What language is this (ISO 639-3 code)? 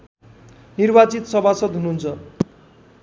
nep